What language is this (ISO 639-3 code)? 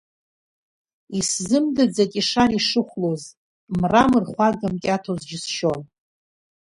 abk